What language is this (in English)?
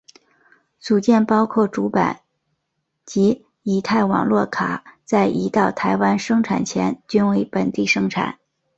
Chinese